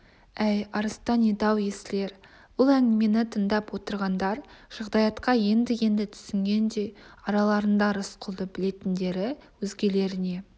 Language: Kazakh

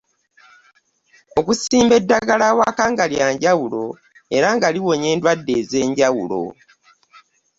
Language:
Ganda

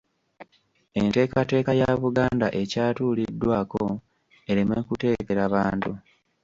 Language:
Ganda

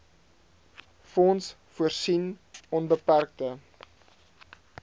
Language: Afrikaans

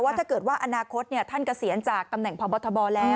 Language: Thai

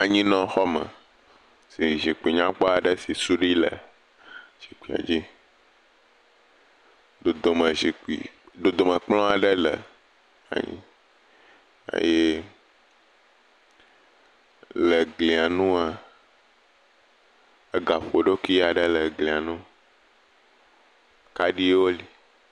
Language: Ewe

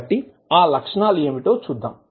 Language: Telugu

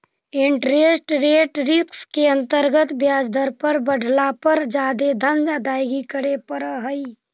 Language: Magahi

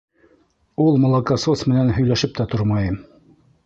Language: Bashkir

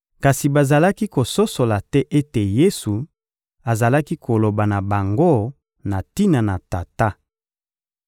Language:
Lingala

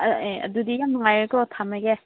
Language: Manipuri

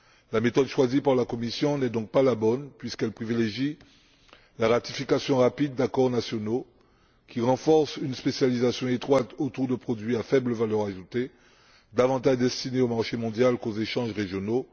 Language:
French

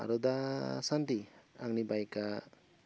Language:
Bodo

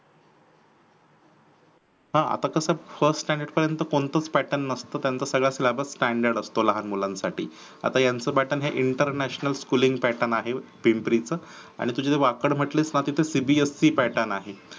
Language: Marathi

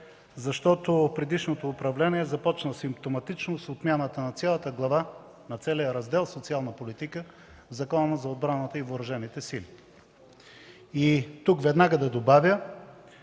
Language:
Bulgarian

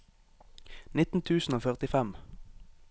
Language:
Norwegian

